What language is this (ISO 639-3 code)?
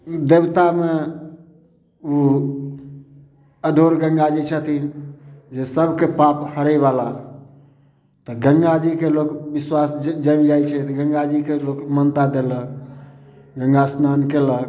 mai